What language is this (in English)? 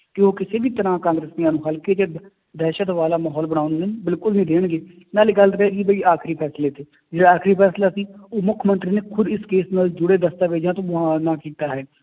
Punjabi